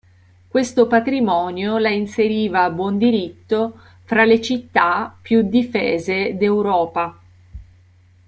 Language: Italian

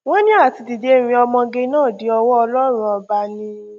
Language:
Yoruba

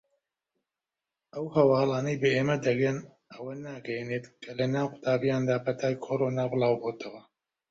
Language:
Central Kurdish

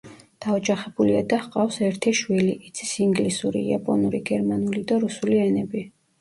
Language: Georgian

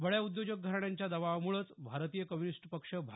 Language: Marathi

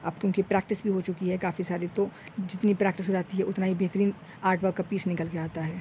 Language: Urdu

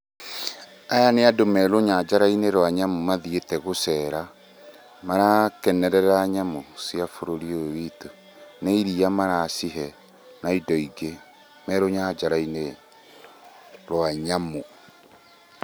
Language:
Kikuyu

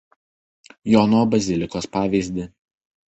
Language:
Lithuanian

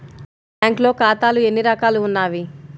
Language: Telugu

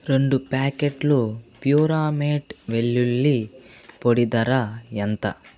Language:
Telugu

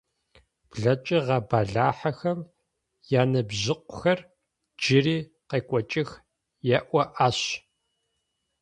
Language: Adyghe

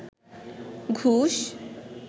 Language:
Bangla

